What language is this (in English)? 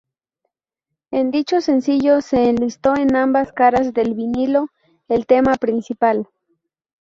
Spanish